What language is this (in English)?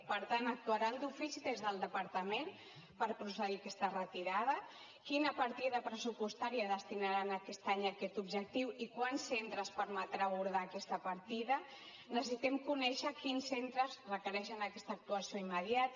Catalan